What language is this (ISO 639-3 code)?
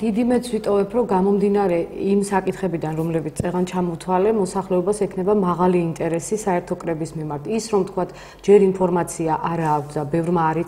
ron